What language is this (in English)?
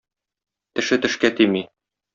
Tatar